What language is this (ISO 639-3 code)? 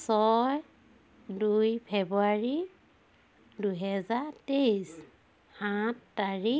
asm